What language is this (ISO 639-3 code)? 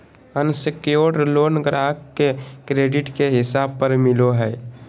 mag